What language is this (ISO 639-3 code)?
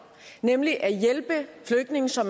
dan